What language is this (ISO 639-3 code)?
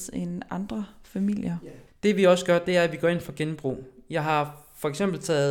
dan